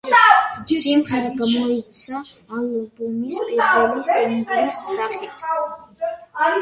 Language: Georgian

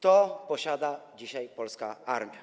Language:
Polish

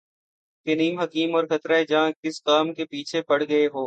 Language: Urdu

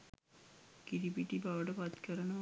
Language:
Sinhala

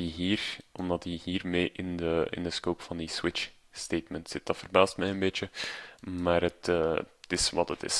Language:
Dutch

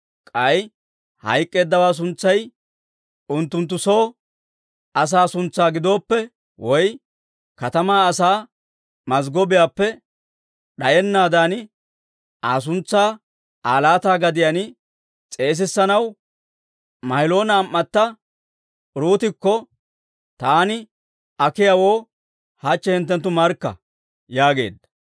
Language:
Dawro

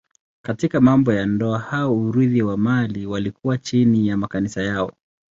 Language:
Swahili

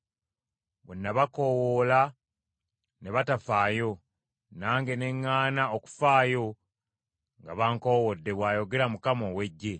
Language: Ganda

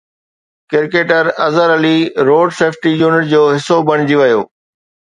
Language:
Sindhi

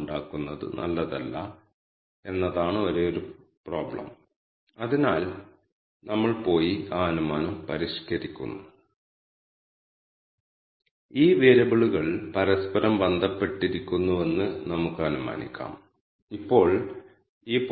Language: Malayalam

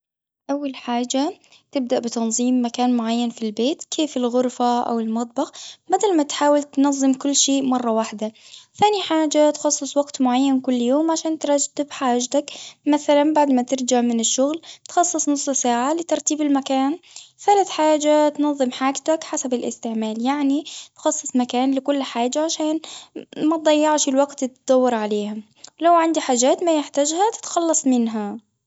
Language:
Tunisian Arabic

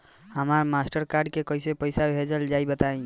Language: Bhojpuri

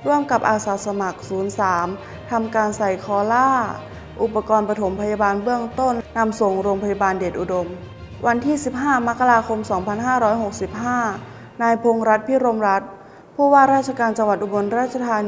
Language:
Thai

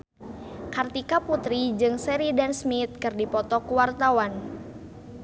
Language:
Sundanese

